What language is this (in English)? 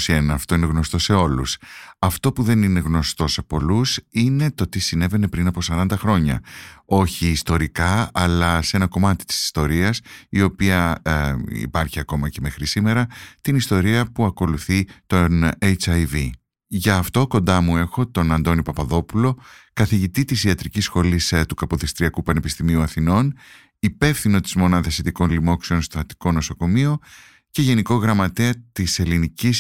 Greek